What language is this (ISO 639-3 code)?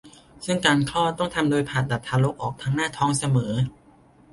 tha